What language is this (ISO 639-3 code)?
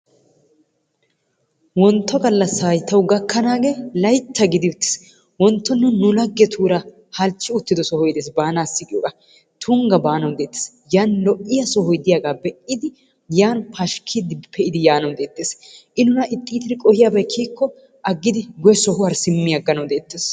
wal